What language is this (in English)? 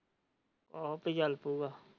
Punjabi